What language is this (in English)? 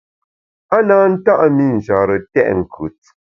Bamun